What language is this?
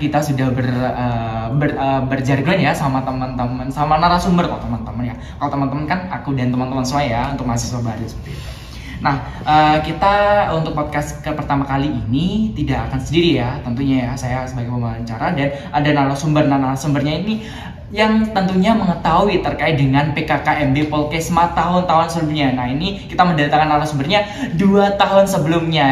Indonesian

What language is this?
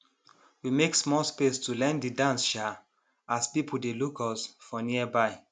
Nigerian Pidgin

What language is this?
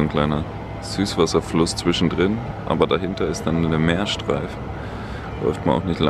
German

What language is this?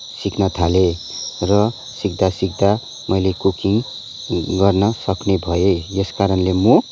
Nepali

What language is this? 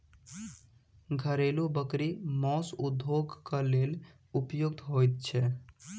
Maithili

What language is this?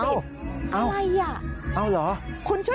Thai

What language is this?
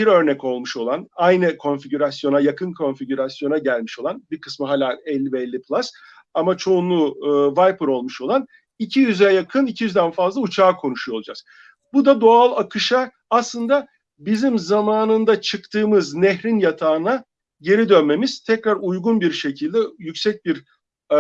Turkish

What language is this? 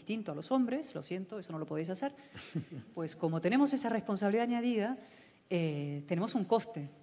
Spanish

